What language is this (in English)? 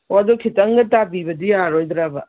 Manipuri